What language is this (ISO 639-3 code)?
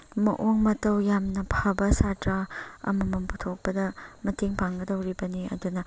mni